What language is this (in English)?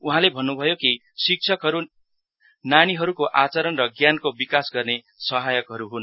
Nepali